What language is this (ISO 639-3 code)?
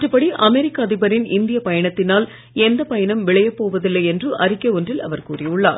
tam